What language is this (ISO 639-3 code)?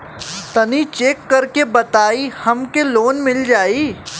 bho